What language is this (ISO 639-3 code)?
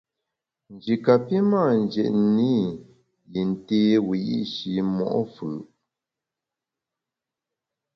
bax